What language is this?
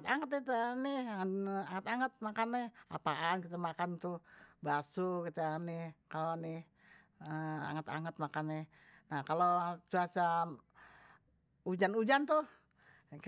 Betawi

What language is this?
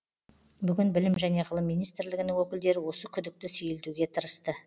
Kazakh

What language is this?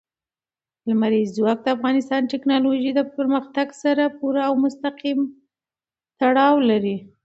Pashto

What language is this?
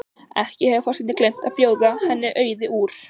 Icelandic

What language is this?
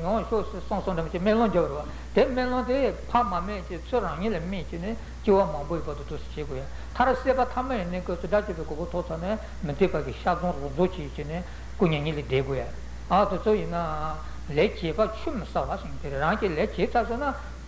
Italian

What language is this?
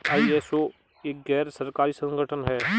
Hindi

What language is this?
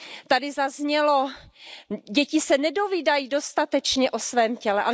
Czech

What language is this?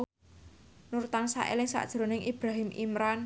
Javanese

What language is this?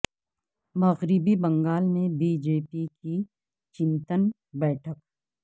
Urdu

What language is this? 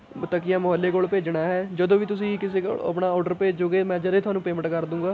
Punjabi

